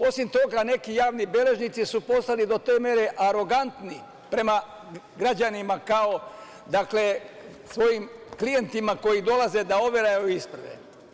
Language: Serbian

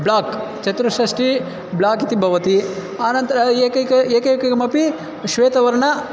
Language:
Sanskrit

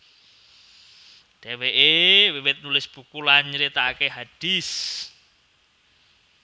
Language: Javanese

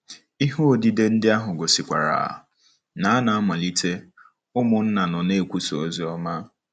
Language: Igbo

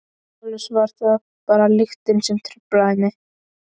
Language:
Icelandic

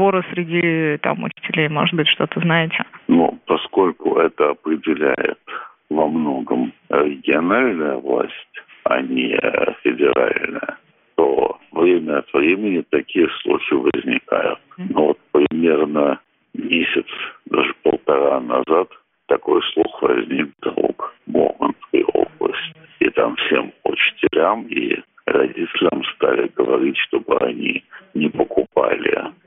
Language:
Russian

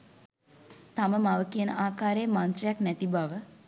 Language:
Sinhala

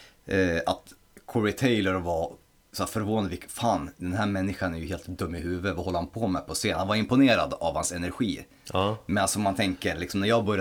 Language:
Swedish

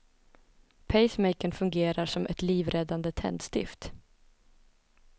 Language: Swedish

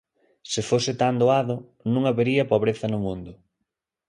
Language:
Galician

